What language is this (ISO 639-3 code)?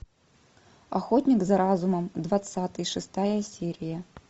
rus